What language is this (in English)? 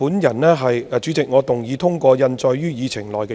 Cantonese